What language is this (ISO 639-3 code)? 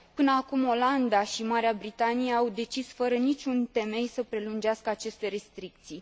ron